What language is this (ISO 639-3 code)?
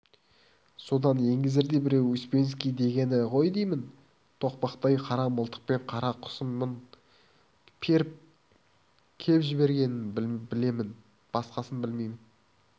kaz